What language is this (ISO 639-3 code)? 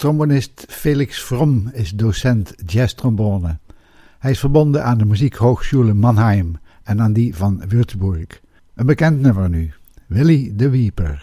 nld